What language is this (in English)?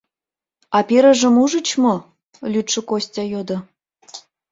Mari